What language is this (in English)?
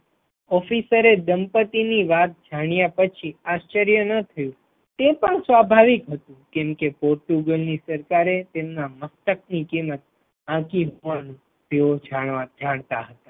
Gujarati